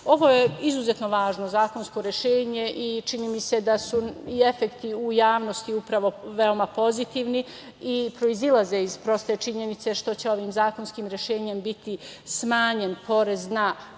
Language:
Serbian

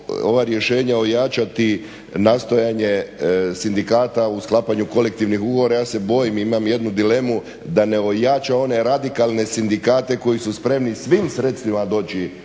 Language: Croatian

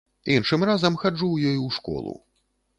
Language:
Belarusian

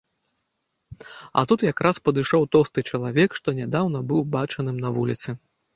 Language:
Belarusian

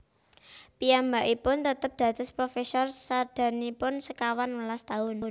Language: Javanese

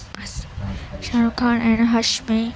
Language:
Urdu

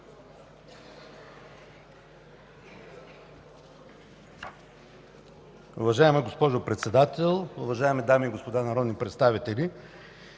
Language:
Bulgarian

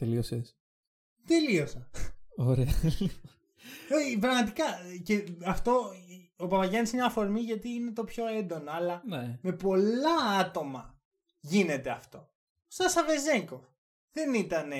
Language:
Greek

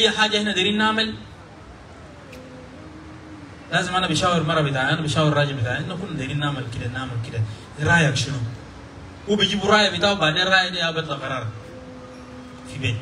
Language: Arabic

